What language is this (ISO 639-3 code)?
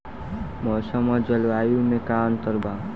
bho